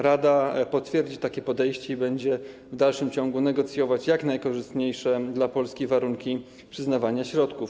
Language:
Polish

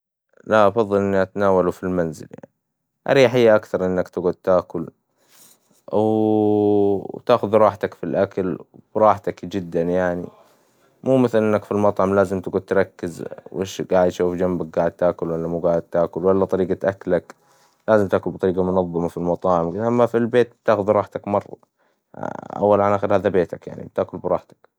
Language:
Hijazi Arabic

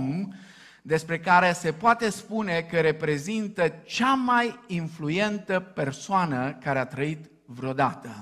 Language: Romanian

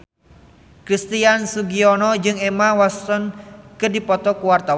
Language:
Sundanese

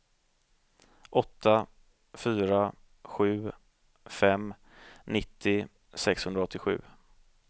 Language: Swedish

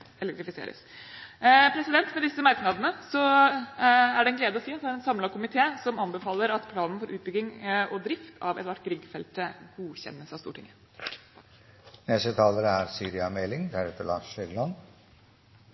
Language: Norwegian Bokmål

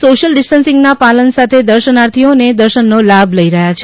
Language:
Gujarati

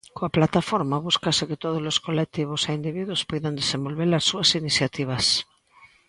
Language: Galician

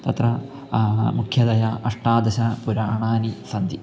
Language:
Sanskrit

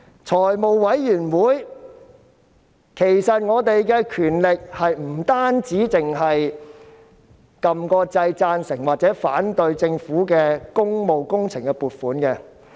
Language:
Cantonese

